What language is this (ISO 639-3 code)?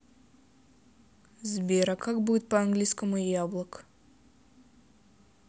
rus